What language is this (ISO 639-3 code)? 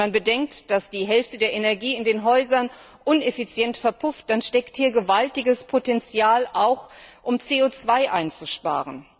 deu